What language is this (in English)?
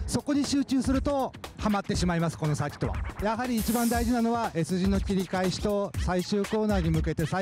Japanese